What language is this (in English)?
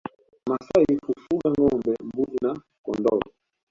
Swahili